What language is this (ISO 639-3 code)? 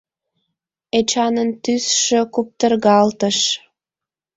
chm